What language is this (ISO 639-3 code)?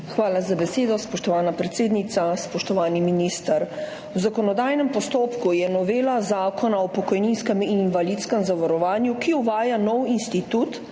slv